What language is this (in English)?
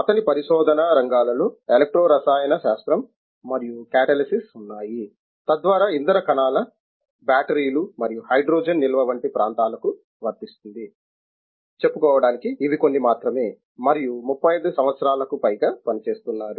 Telugu